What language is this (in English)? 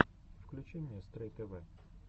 Russian